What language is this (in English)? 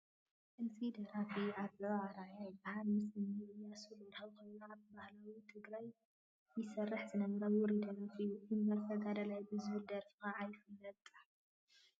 Tigrinya